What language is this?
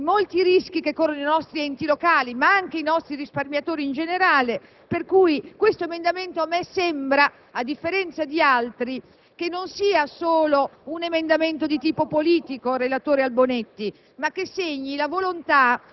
Italian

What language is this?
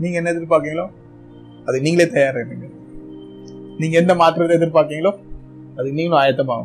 Tamil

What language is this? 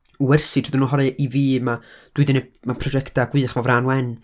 Welsh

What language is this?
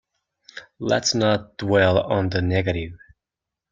English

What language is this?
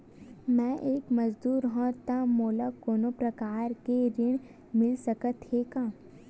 Chhattisgarhi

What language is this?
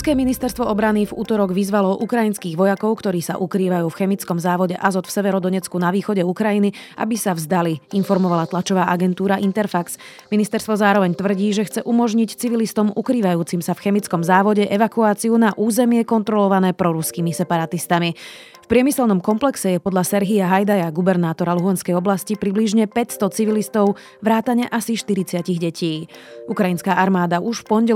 Slovak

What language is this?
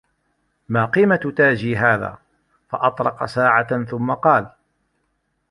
Arabic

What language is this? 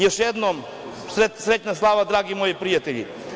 Serbian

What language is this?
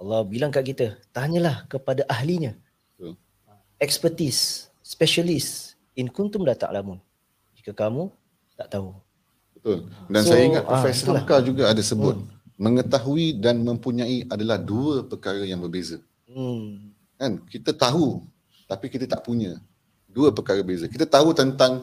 Malay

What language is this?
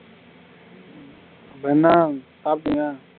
Tamil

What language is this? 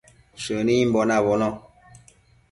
Matsés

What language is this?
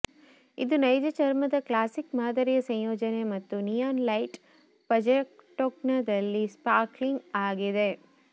Kannada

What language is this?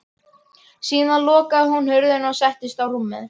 Icelandic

